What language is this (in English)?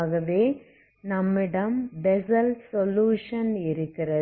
Tamil